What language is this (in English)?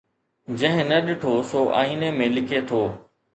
Sindhi